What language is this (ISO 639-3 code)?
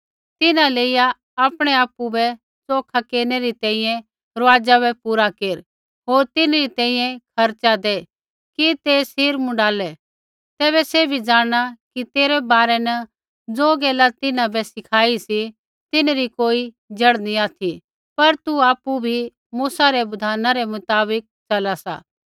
kfx